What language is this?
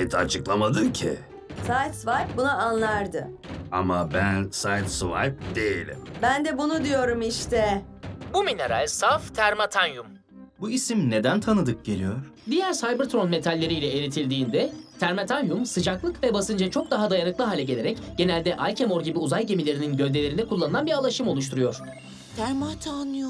Turkish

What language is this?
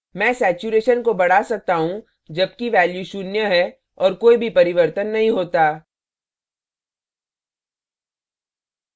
Hindi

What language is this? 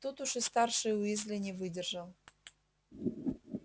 Russian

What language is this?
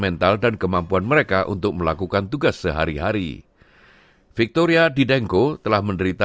Indonesian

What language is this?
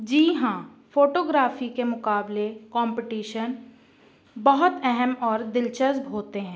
Urdu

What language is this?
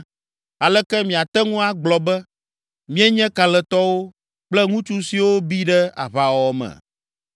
Ewe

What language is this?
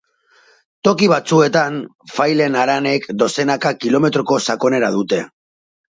Basque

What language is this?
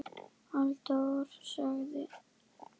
Icelandic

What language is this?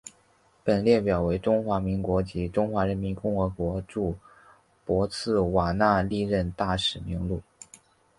Chinese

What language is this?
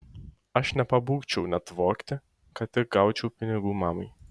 Lithuanian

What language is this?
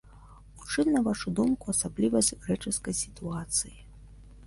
Belarusian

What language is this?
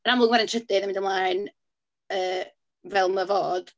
Welsh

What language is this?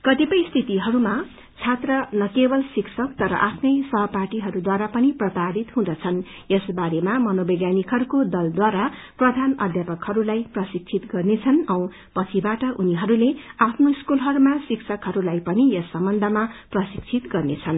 Nepali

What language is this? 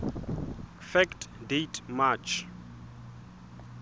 Southern Sotho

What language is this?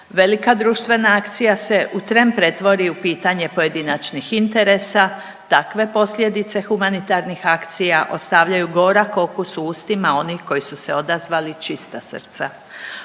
Croatian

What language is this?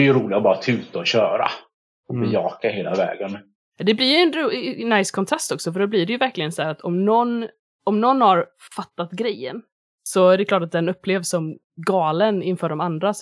Swedish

